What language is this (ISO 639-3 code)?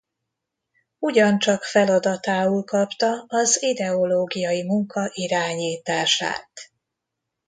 hun